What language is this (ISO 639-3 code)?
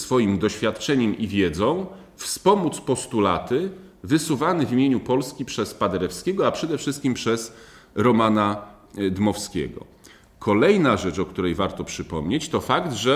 pol